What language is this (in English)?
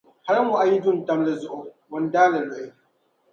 Dagbani